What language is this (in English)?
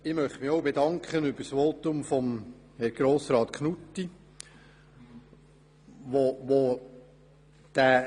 Swiss German